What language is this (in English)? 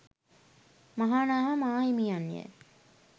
Sinhala